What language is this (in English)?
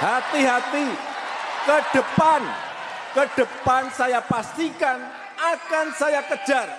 Indonesian